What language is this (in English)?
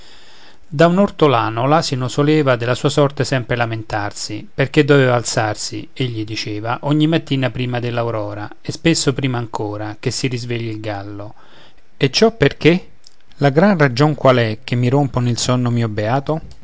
Italian